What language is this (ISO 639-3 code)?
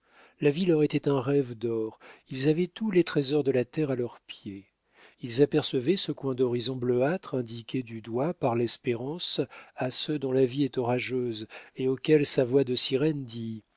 fra